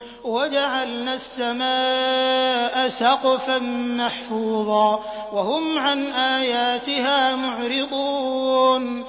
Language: Arabic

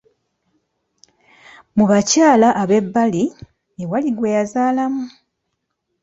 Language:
Ganda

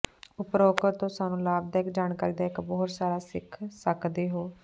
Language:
Punjabi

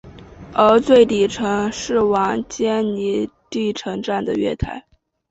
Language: Chinese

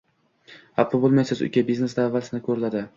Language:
Uzbek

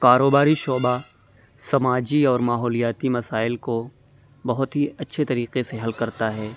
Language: Urdu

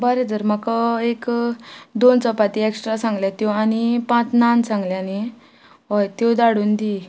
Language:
Konkani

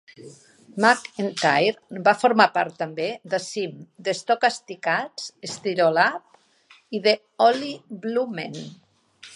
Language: Catalan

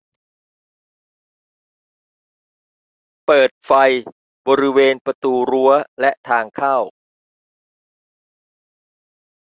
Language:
Thai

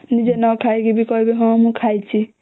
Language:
Odia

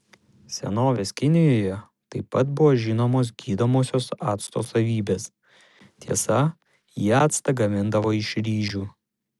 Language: Lithuanian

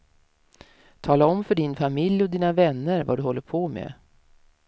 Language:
Swedish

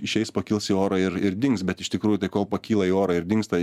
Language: Lithuanian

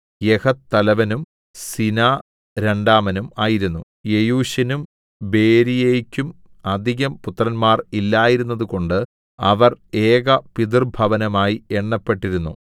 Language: Malayalam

